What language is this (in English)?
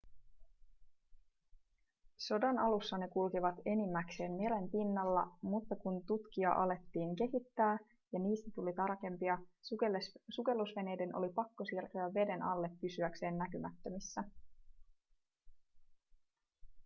Finnish